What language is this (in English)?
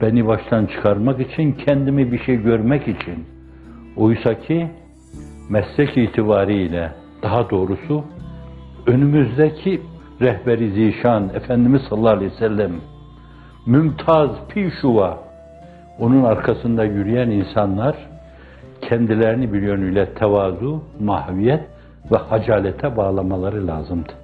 Turkish